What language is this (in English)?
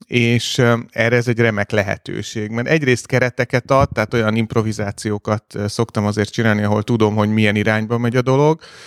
Hungarian